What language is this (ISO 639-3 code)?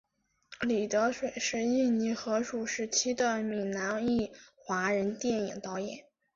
zho